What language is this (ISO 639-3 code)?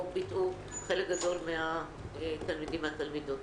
heb